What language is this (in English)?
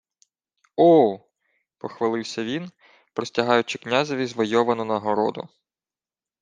Ukrainian